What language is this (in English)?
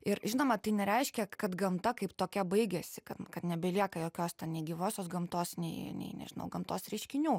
Lithuanian